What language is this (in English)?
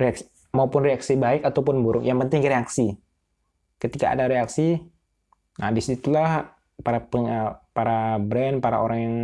Indonesian